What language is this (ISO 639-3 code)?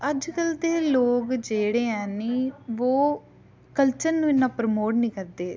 doi